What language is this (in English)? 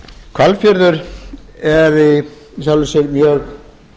Icelandic